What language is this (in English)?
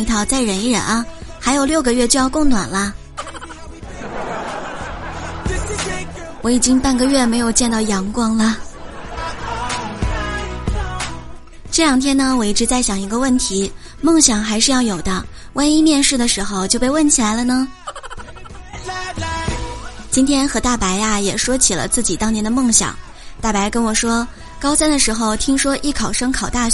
Chinese